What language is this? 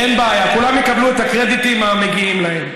Hebrew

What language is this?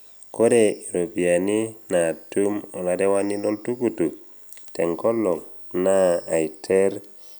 Masai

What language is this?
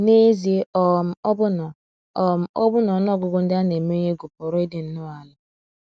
Igbo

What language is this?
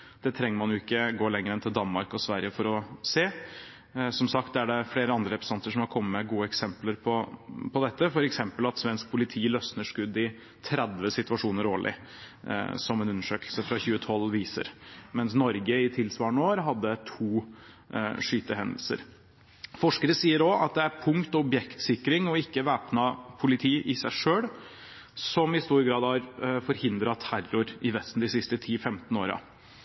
Norwegian Bokmål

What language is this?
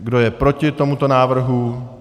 Czech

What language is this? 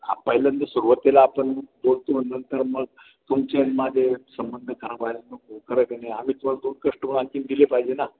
Marathi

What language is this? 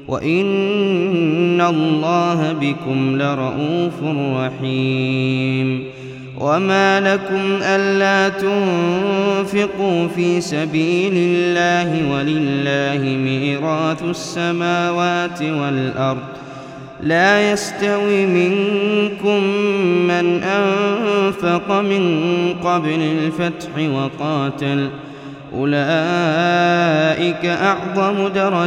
Arabic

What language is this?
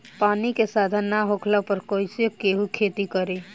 Bhojpuri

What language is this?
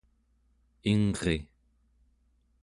Central Yupik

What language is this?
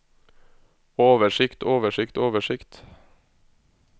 Norwegian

